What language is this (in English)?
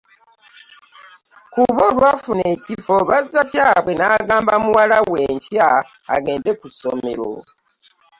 Ganda